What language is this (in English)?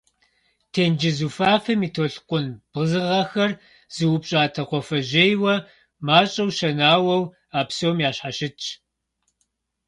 Kabardian